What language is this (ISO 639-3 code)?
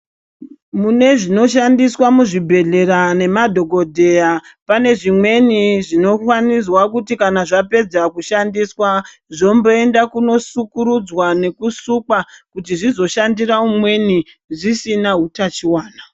ndc